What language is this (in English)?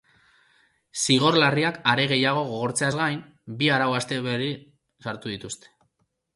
Basque